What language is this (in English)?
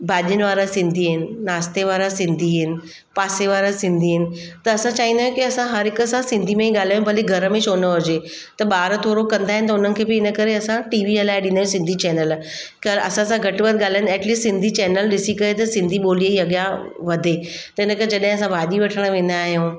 Sindhi